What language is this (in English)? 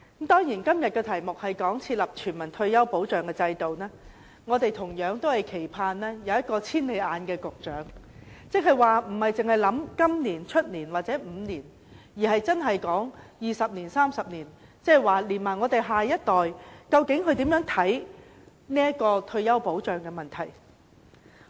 Cantonese